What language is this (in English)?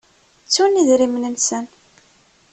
Kabyle